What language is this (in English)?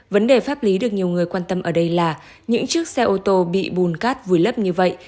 Vietnamese